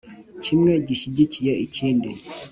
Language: Kinyarwanda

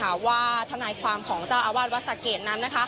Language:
Thai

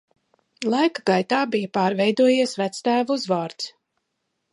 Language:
Latvian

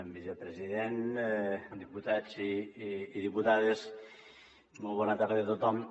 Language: Catalan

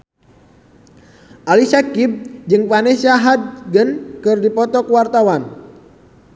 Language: Sundanese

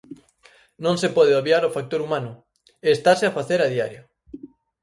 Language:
Galician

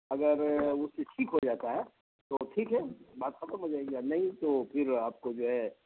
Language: Urdu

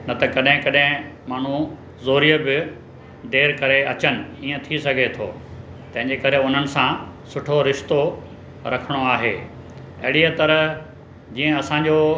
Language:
Sindhi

